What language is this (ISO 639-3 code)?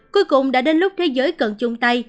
vie